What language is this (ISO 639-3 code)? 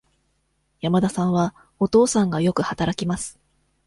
jpn